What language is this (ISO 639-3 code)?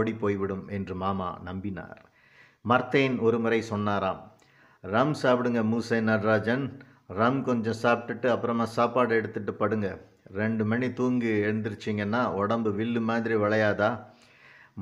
tam